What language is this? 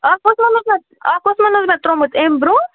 Kashmiri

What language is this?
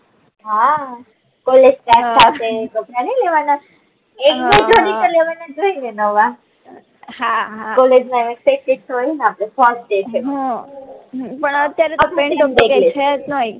Gujarati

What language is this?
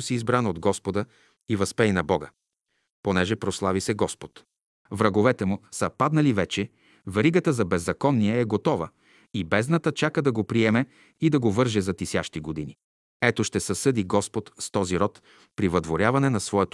Bulgarian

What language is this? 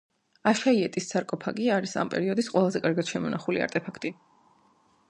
Georgian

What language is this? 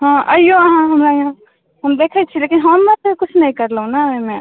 Maithili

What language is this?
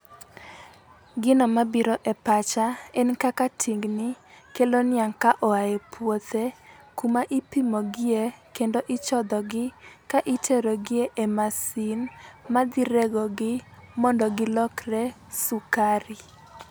Luo (Kenya and Tanzania)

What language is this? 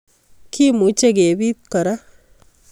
Kalenjin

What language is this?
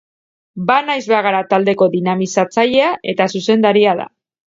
Basque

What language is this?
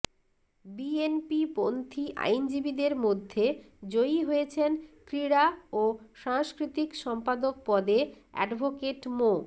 Bangla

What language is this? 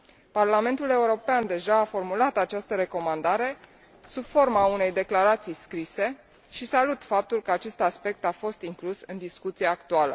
Romanian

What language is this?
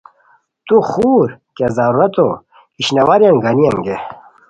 Khowar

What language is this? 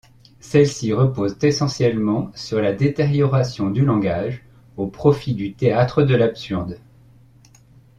French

